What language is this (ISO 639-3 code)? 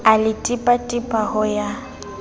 sot